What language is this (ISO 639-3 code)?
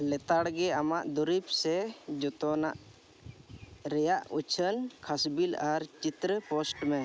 sat